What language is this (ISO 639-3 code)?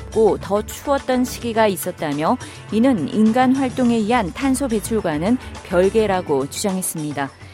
kor